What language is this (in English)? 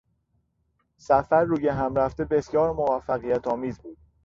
Persian